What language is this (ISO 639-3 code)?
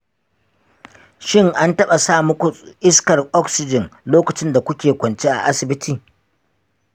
hau